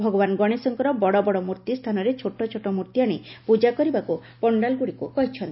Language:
Odia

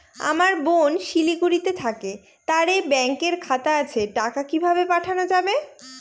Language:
Bangla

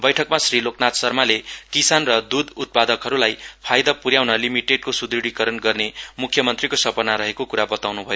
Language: Nepali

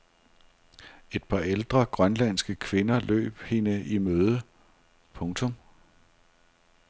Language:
Danish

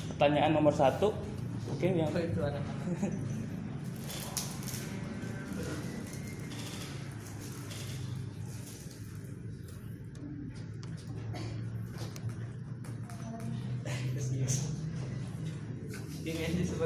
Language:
Indonesian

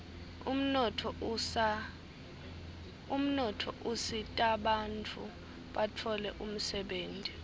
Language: Swati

